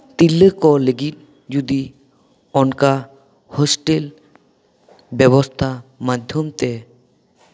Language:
Santali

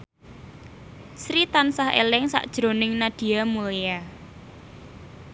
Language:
Javanese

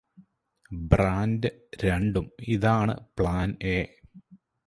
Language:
Malayalam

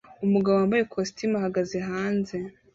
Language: Kinyarwanda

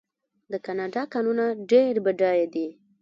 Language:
Pashto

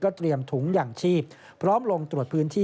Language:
Thai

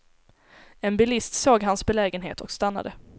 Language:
Swedish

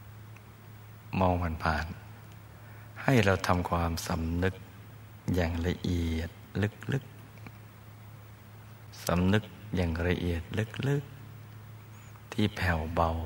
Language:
Thai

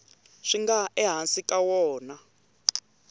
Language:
Tsonga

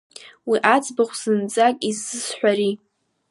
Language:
Abkhazian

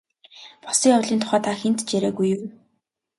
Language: Mongolian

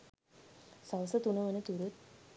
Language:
Sinhala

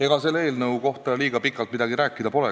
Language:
Estonian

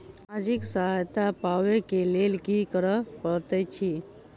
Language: Maithili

